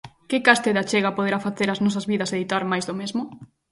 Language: Galician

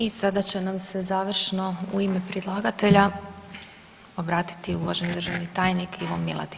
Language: Croatian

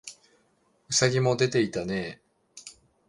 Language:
Japanese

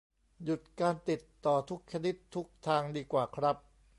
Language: Thai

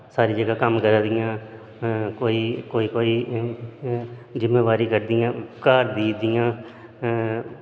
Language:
Dogri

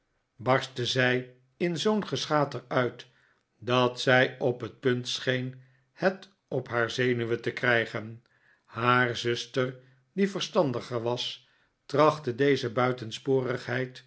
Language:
Dutch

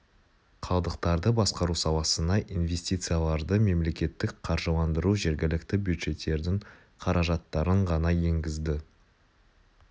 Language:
Kazakh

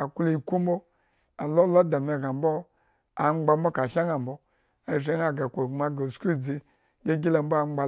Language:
Eggon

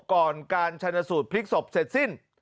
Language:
Thai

